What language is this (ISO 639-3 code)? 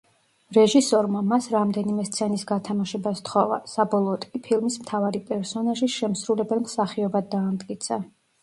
kat